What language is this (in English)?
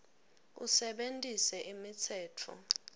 Swati